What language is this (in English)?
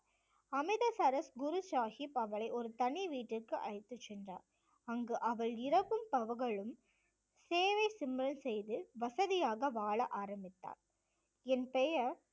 Tamil